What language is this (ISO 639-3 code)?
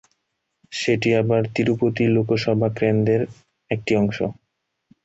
ben